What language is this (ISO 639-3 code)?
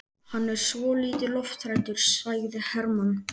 isl